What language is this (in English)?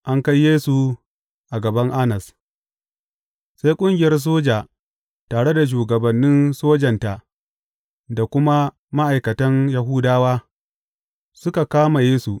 Hausa